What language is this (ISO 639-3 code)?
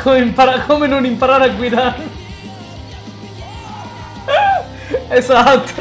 ita